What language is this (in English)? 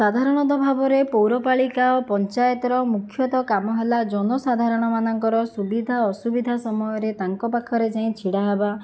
Odia